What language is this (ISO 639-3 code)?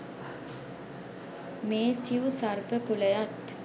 sin